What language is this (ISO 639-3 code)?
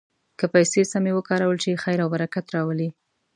pus